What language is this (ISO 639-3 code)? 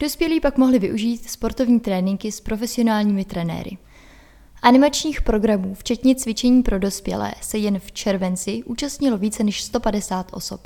ces